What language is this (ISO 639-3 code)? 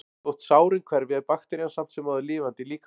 isl